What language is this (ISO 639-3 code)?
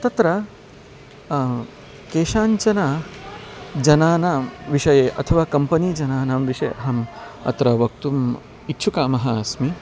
san